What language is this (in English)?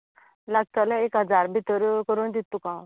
Konkani